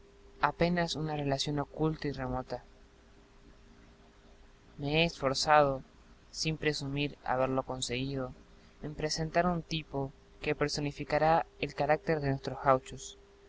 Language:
Spanish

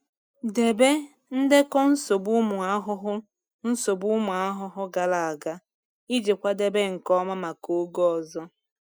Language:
Igbo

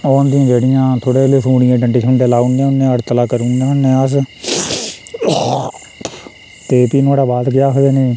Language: Dogri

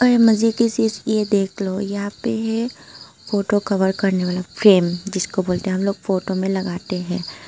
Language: Hindi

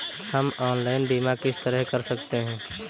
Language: Hindi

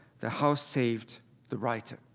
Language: English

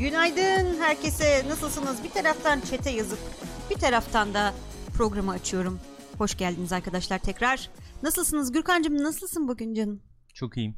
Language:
Turkish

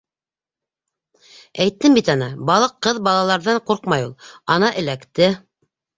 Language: Bashkir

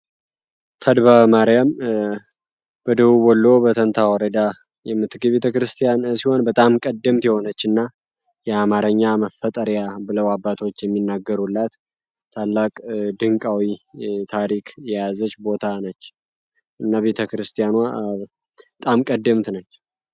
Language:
Amharic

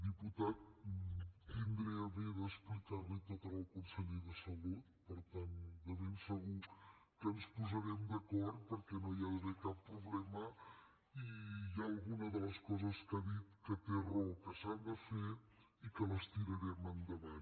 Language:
Catalan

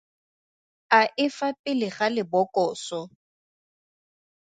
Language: Tswana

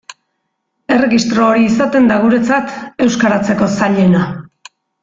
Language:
Basque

